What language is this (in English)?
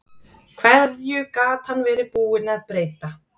Icelandic